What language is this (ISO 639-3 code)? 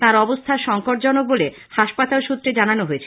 ben